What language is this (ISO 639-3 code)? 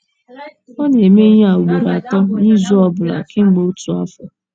ibo